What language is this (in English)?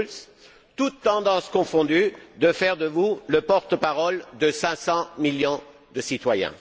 French